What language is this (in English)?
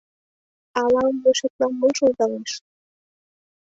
Mari